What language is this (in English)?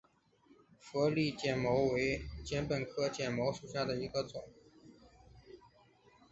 Chinese